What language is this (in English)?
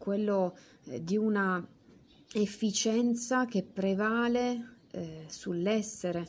Italian